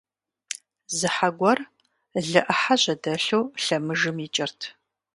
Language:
Kabardian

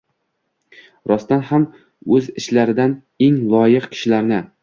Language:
Uzbek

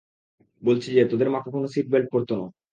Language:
Bangla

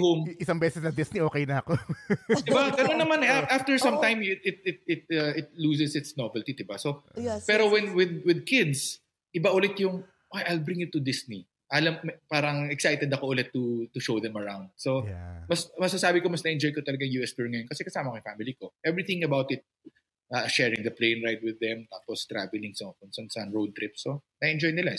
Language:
Filipino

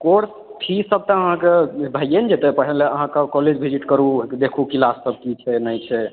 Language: Maithili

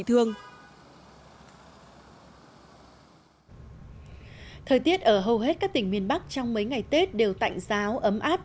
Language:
Vietnamese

